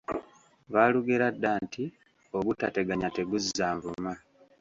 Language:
Ganda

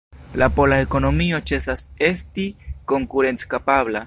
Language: Esperanto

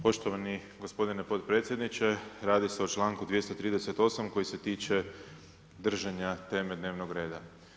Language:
Croatian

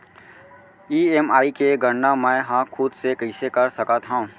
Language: Chhattisgarhi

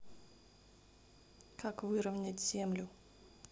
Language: Russian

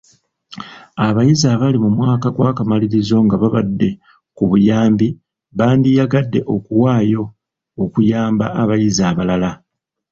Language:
Ganda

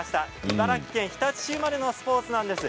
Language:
Japanese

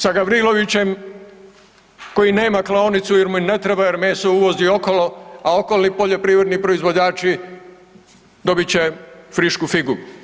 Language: Croatian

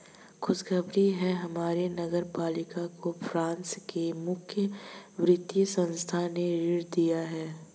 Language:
Hindi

